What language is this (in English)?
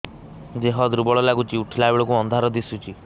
Odia